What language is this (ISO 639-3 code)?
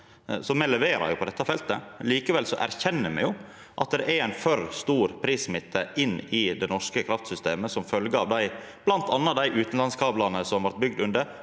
nor